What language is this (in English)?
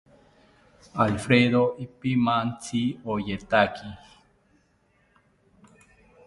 South Ucayali Ashéninka